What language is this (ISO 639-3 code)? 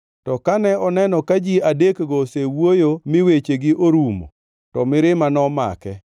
luo